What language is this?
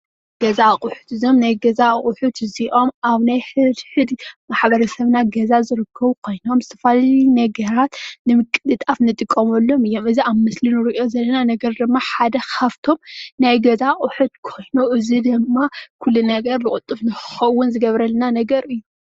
Tigrinya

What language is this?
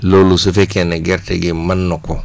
Wolof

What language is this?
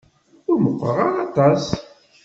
Kabyle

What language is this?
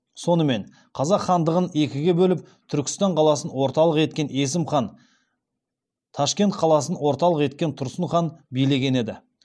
Kazakh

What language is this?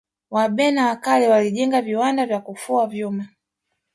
Swahili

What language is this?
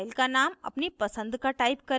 Hindi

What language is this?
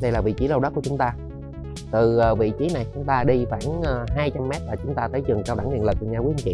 Vietnamese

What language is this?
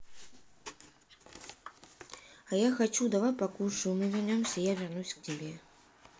Russian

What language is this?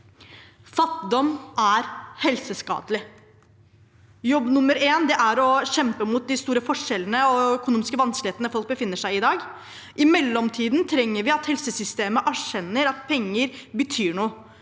Norwegian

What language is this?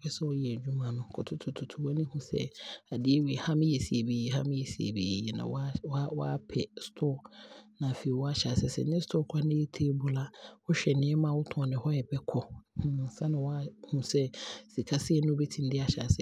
Abron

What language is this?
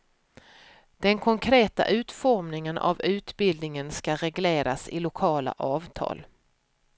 Swedish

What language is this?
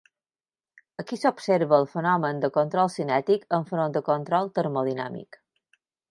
Catalan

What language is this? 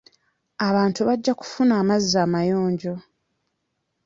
Ganda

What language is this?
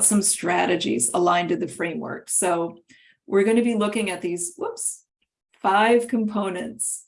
English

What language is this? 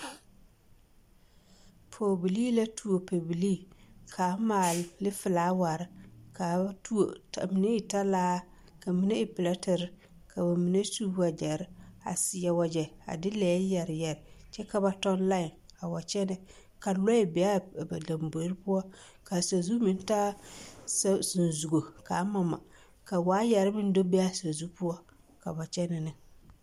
Southern Dagaare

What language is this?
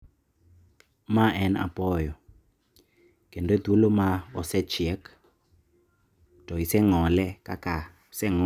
Luo (Kenya and Tanzania)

